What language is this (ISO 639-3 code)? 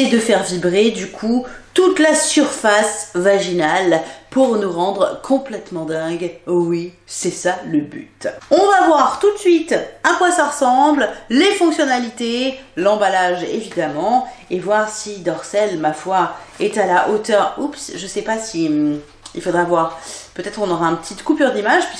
fra